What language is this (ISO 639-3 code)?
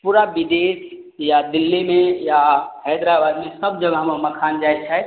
mai